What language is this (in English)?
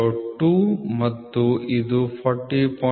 Kannada